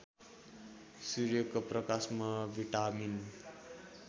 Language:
Nepali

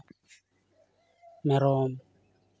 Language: Santali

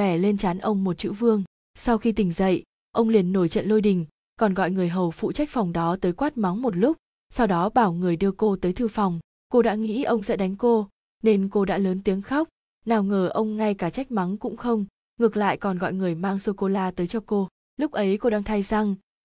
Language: Vietnamese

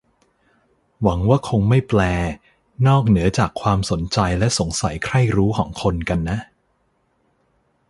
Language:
Thai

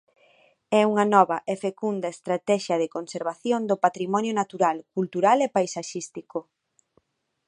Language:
Galician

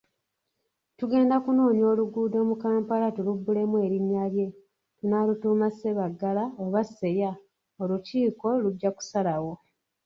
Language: Ganda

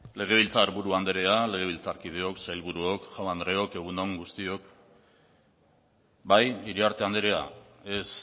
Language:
Basque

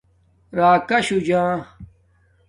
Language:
Domaaki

